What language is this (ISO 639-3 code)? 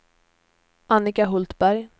swe